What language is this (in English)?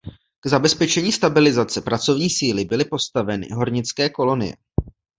Czech